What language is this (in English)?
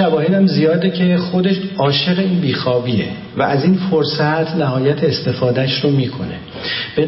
Persian